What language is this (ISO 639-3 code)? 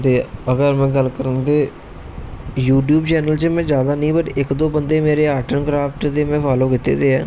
doi